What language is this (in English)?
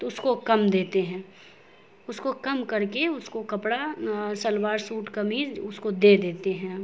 Urdu